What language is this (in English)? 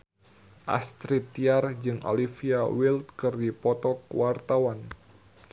Sundanese